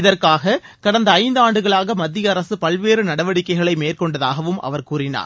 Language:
Tamil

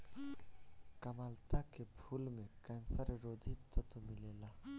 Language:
Bhojpuri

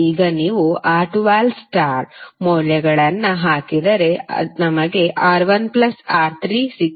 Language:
Kannada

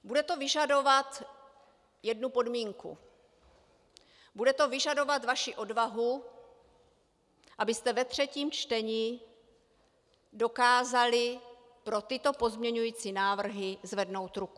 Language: Czech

